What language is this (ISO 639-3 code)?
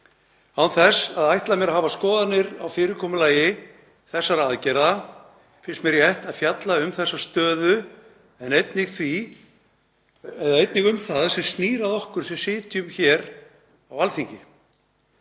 isl